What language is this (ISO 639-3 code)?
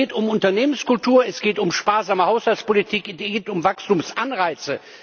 deu